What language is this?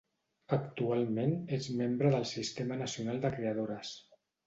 Catalan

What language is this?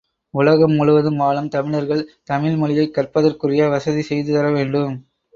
Tamil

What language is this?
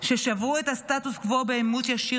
Hebrew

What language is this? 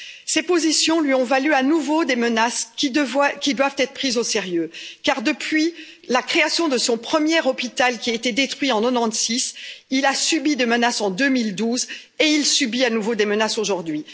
French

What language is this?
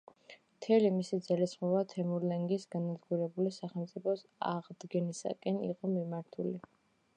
Georgian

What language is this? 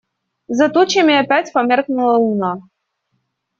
Russian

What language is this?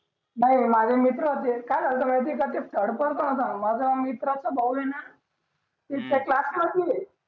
Marathi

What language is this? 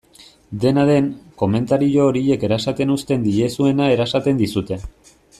Basque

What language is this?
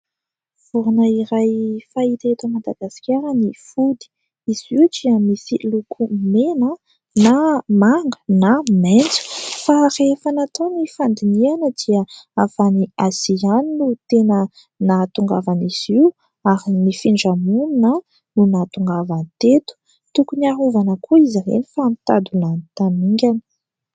Malagasy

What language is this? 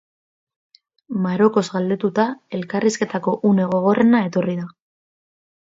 Basque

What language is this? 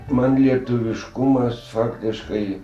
Lithuanian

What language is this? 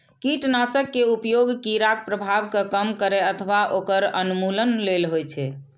Maithili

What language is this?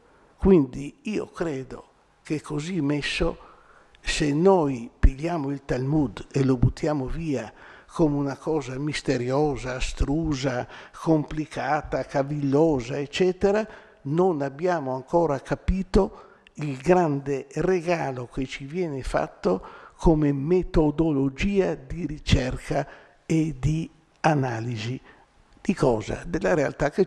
Italian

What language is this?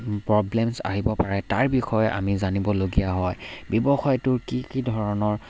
Assamese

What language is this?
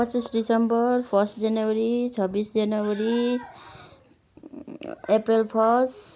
Nepali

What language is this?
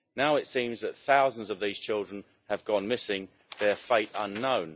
English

